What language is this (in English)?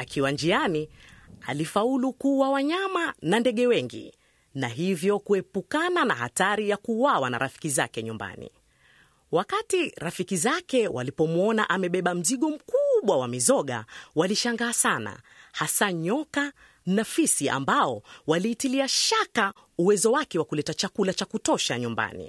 Swahili